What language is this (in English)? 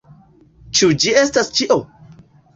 Esperanto